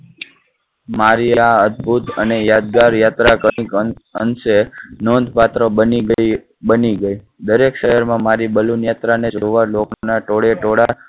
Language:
Gujarati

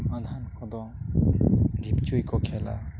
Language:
Santali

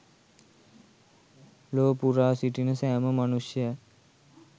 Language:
Sinhala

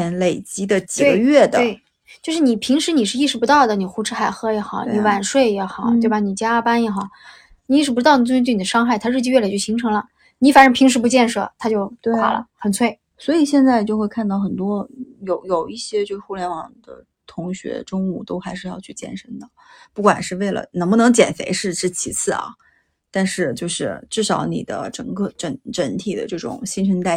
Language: Chinese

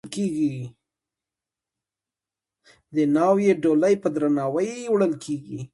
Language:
Pashto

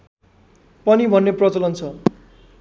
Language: Nepali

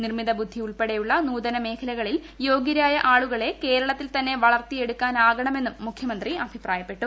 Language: Malayalam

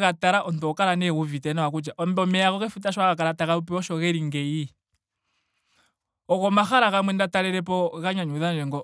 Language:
Ndonga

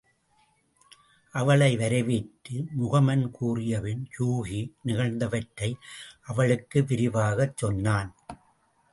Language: Tamil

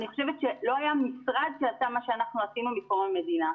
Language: Hebrew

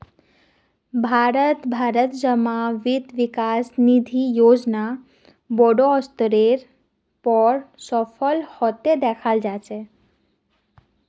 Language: Magahi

